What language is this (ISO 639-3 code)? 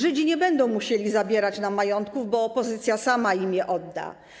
pol